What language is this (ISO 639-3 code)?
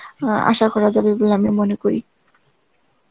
ben